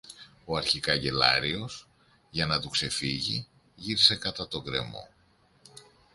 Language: Greek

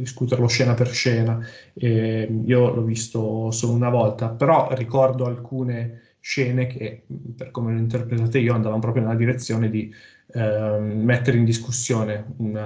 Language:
Italian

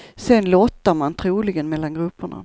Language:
Swedish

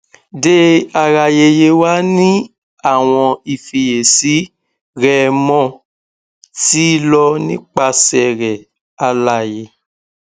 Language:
Yoruba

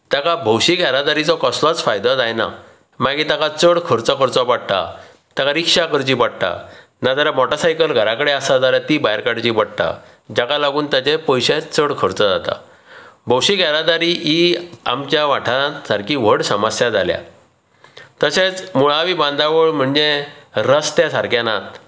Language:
Konkani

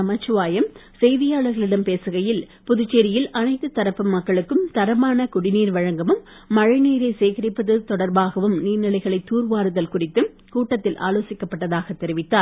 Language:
Tamil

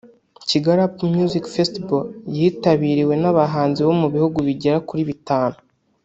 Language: Kinyarwanda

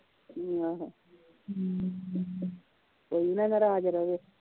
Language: Punjabi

